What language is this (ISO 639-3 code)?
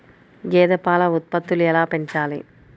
tel